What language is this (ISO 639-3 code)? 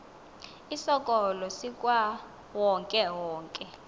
xho